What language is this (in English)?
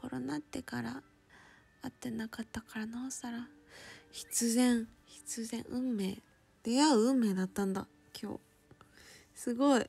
Japanese